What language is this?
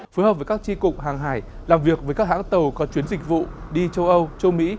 Vietnamese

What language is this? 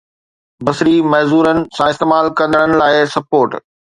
Sindhi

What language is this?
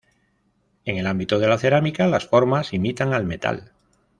Spanish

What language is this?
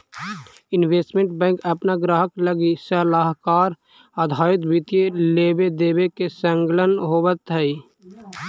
Magahi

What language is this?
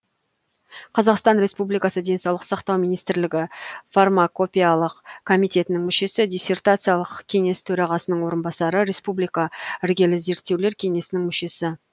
Kazakh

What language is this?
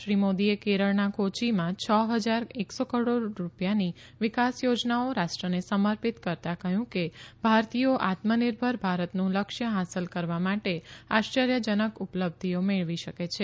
Gujarati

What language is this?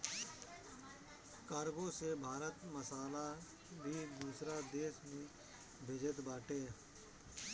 Bhojpuri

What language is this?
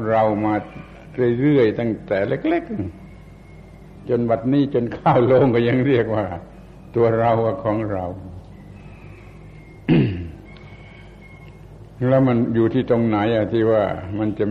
Thai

